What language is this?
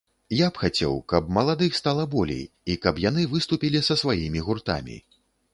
Belarusian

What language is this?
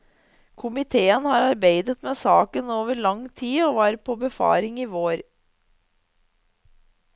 Norwegian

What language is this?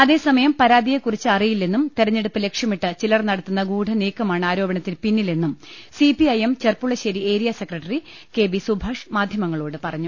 Malayalam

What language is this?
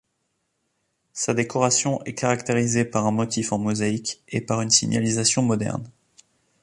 French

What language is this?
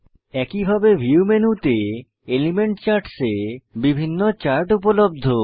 Bangla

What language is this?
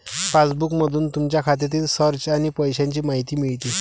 Marathi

